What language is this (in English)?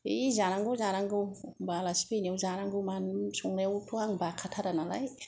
Bodo